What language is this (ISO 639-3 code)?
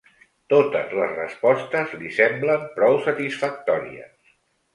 cat